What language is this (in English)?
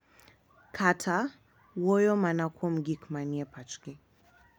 Luo (Kenya and Tanzania)